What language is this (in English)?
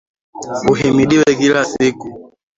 Swahili